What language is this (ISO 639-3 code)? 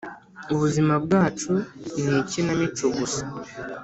kin